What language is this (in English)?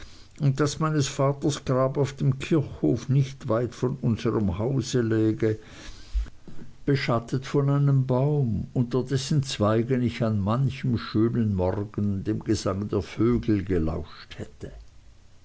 German